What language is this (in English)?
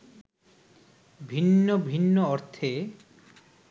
Bangla